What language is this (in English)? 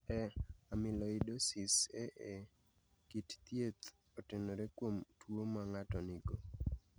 Luo (Kenya and Tanzania)